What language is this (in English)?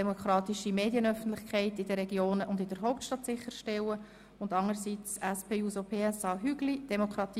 Swiss German